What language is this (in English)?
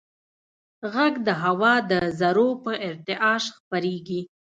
Pashto